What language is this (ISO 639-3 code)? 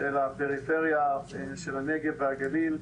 heb